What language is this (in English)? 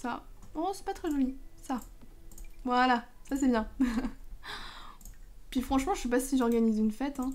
French